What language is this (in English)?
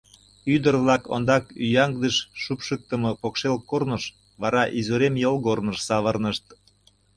Mari